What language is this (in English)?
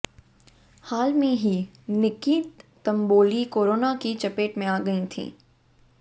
Hindi